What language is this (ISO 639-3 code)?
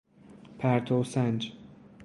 fas